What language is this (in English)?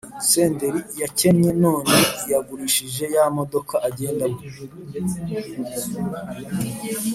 Kinyarwanda